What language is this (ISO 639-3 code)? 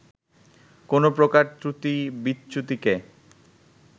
ben